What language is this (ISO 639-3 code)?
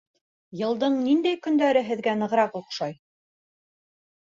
bak